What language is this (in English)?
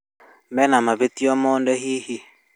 Kikuyu